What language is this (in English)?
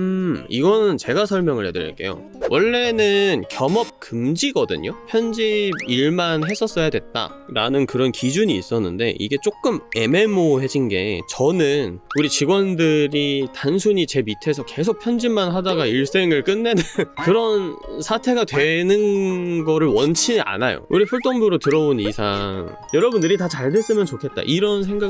Korean